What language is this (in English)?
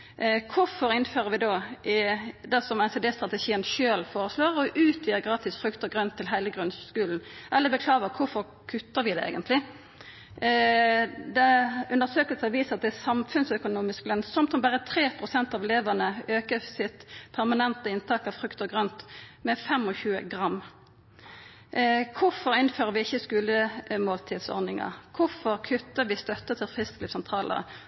Norwegian Nynorsk